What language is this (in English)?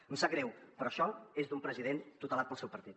Catalan